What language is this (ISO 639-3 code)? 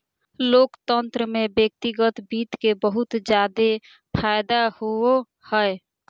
mag